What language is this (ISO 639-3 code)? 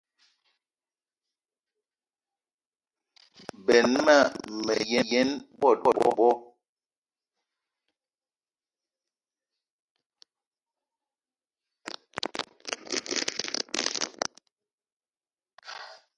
eto